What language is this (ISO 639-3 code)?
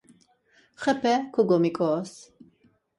lzz